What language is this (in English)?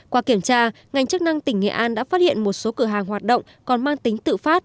Vietnamese